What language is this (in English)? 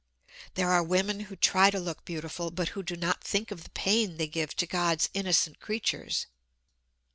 English